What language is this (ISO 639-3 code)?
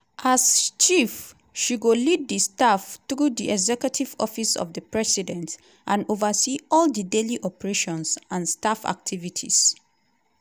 pcm